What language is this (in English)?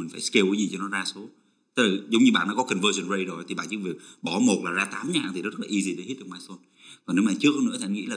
Vietnamese